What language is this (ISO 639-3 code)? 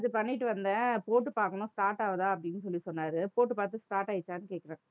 tam